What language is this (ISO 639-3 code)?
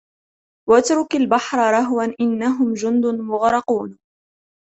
ara